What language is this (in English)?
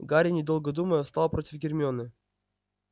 Russian